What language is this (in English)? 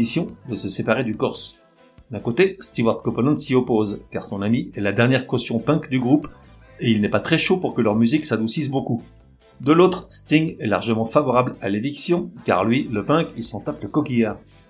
French